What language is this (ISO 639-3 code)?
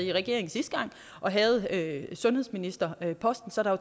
dan